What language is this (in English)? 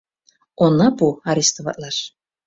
Mari